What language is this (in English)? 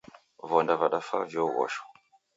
Taita